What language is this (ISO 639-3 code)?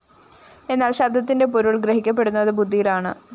mal